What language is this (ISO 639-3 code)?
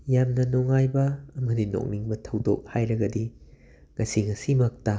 mni